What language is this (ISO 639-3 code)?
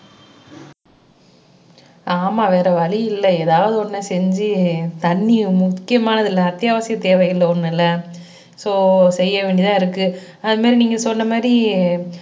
tam